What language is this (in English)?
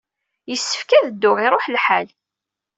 Kabyle